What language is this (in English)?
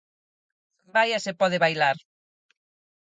Galician